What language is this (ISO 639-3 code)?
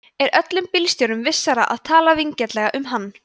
isl